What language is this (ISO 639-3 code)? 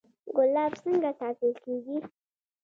pus